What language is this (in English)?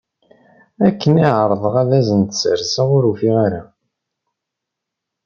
Kabyle